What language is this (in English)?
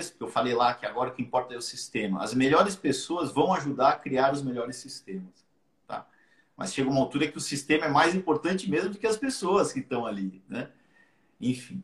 Portuguese